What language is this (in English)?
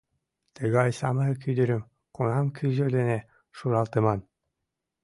Mari